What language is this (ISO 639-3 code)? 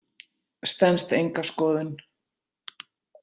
isl